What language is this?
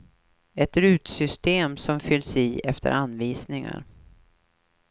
Swedish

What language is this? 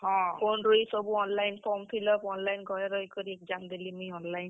Odia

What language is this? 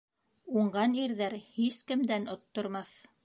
Bashkir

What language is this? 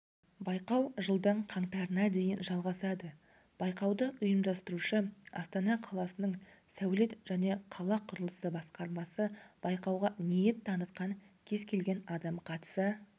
Kazakh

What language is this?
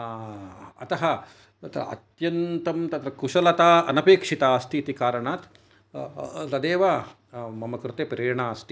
Sanskrit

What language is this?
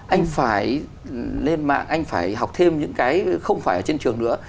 Vietnamese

